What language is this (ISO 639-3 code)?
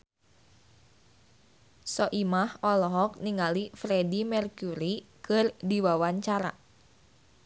sun